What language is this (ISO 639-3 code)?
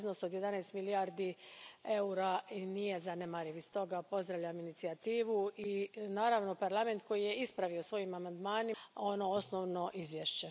hrv